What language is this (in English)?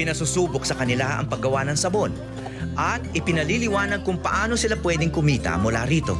Filipino